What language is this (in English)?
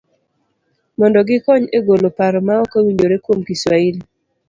Luo (Kenya and Tanzania)